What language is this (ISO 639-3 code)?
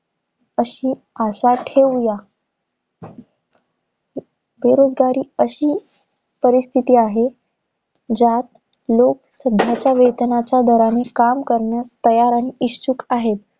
mar